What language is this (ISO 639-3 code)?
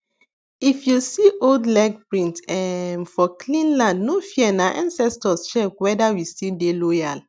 pcm